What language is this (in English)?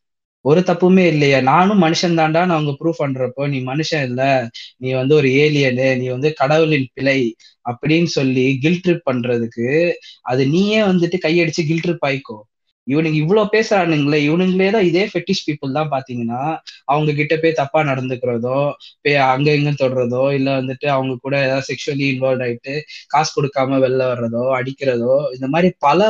Tamil